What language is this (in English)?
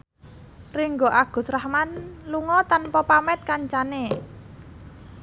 Javanese